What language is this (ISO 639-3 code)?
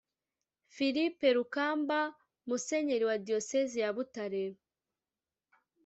kin